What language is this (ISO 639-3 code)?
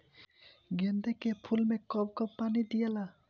bho